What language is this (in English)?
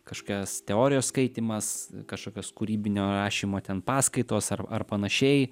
Lithuanian